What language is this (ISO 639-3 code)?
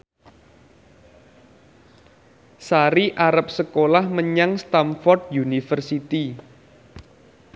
jav